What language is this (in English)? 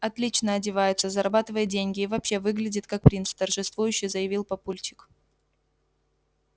Russian